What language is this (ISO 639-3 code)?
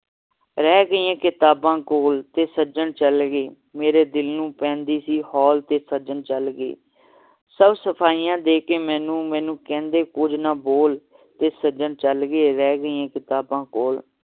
pan